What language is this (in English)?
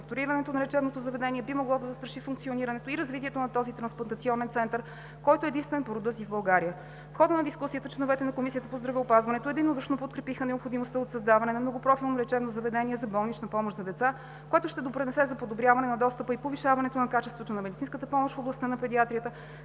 Bulgarian